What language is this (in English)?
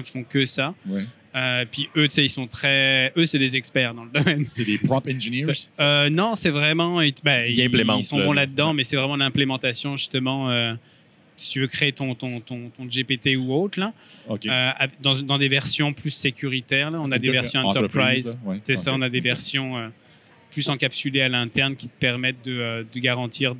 French